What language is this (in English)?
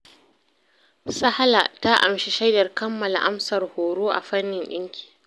Hausa